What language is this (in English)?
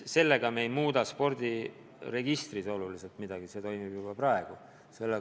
Estonian